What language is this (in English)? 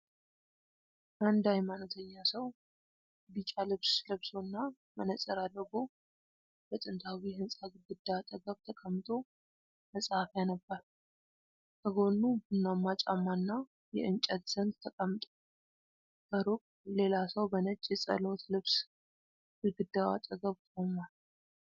Amharic